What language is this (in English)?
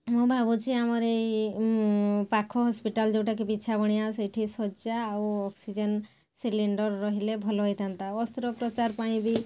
Odia